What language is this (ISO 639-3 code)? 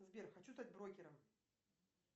rus